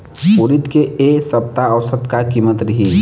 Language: Chhattisgarhi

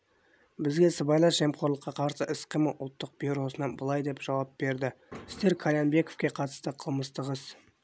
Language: Kazakh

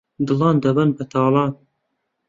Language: Central Kurdish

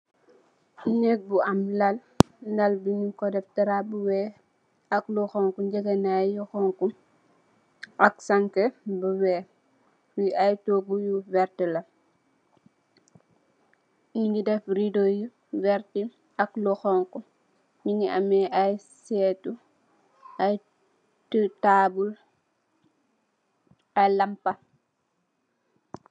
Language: Wolof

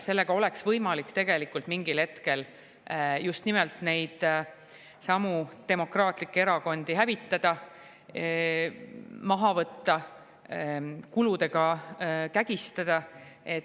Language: Estonian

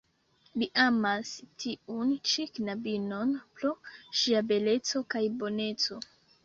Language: Esperanto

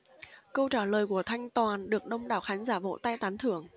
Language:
Vietnamese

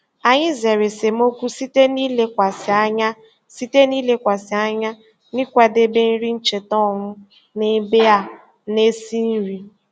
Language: Igbo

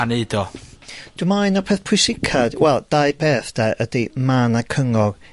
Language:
Welsh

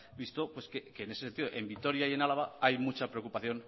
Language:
Spanish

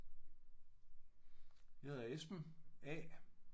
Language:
Danish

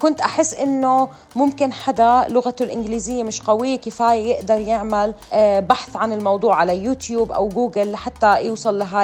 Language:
Arabic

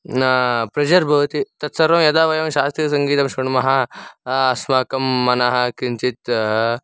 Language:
Sanskrit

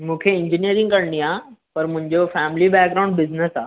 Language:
Sindhi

